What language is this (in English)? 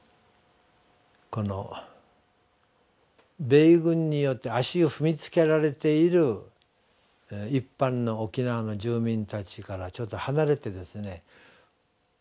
Japanese